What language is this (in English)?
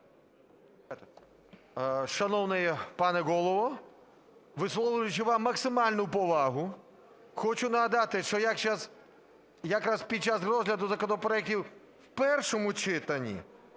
Ukrainian